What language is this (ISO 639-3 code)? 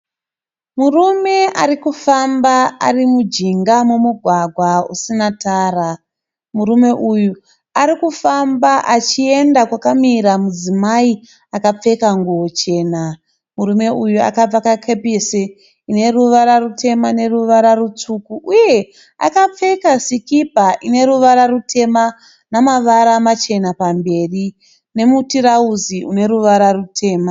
sna